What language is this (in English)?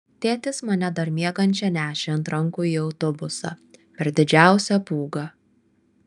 Lithuanian